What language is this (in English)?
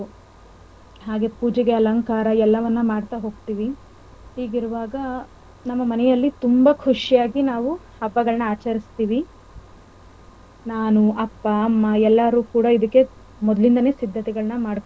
Kannada